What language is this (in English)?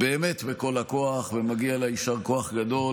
Hebrew